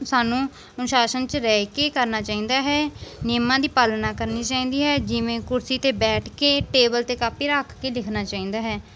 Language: Punjabi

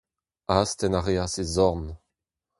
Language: Breton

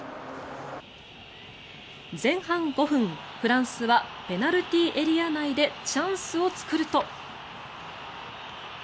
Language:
Japanese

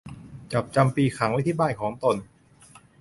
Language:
Thai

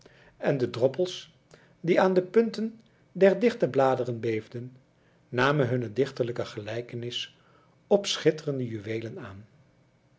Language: Dutch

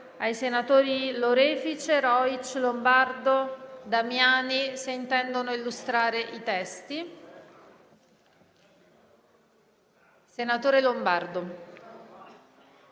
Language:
Italian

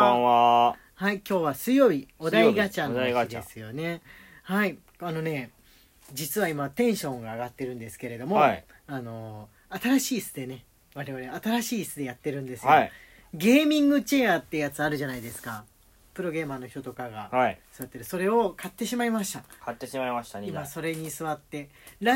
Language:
Japanese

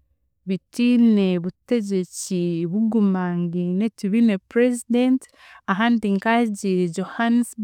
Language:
Chiga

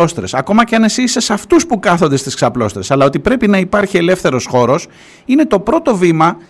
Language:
Greek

